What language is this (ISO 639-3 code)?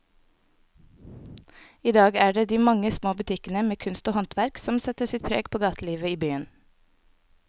nor